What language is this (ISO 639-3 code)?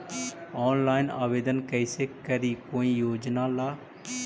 mag